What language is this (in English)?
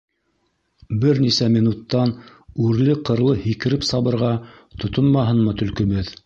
Bashkir